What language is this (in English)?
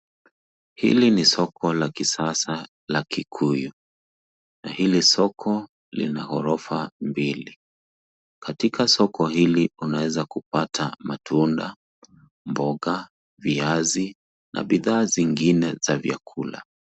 Swahili